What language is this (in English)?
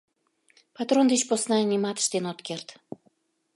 Mari